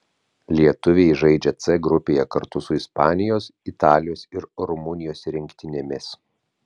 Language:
Lithuanian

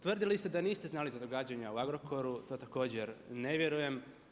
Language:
Croatian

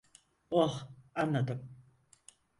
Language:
Turkish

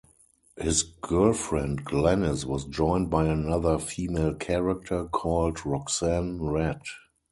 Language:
English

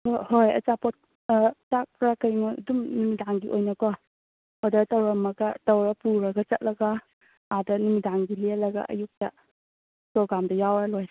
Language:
Manipuri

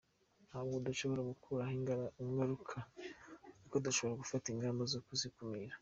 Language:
Kinyarwanda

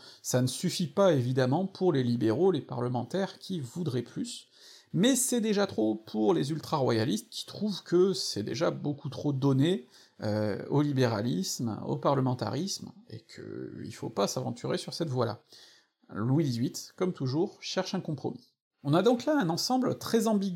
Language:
French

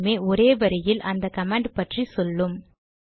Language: Tamil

